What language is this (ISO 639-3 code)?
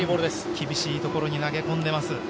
jpn